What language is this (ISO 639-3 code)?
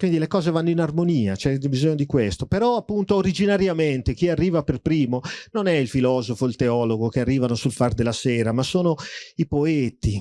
ita